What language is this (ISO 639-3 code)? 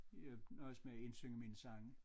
dan